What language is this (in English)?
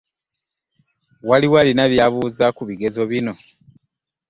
Ganda